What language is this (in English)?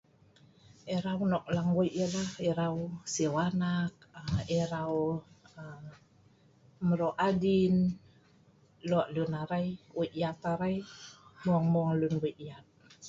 Sa'ban